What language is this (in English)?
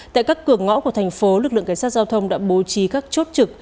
Vietnamese